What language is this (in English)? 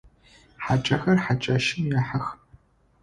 Adyghe